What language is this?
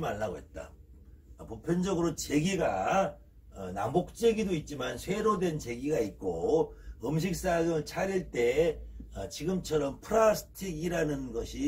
Korean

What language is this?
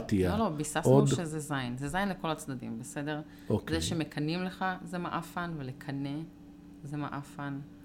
Hebrew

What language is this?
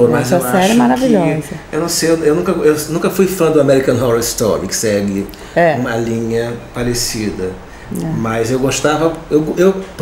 Portuguese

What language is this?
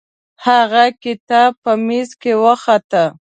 Pashto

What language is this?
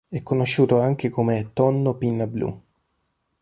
Italian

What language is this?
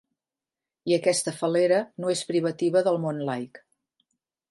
Catalan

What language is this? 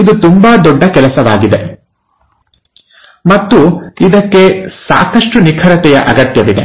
Kannada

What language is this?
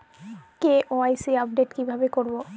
Bangla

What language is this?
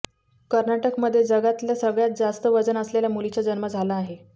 Marathi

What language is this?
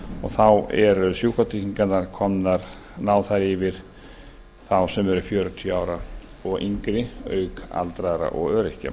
Icelandic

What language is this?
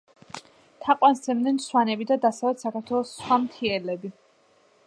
Georgian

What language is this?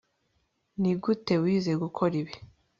Kinyarwanda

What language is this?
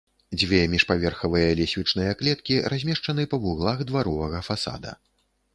Belarusian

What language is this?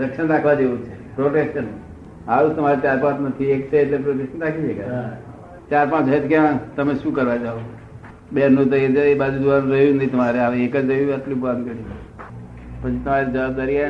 Gujarati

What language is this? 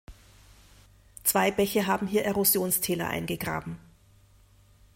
German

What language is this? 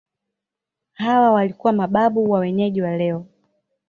Swahili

